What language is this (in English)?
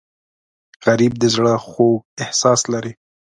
Pashto